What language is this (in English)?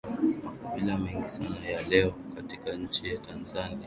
Swahili